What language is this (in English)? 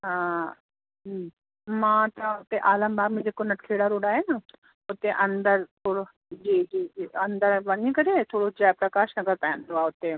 Sindhi